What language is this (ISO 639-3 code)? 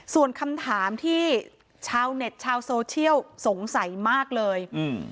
tha